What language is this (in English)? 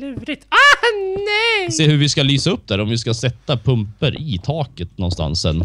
Swedish